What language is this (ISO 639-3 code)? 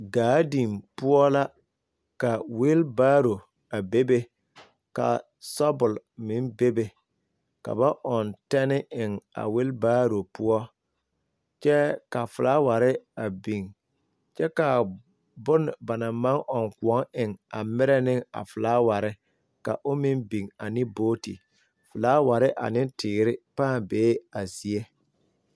dga